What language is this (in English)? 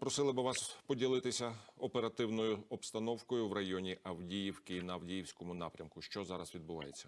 Ukrainian